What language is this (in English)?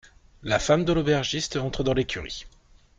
French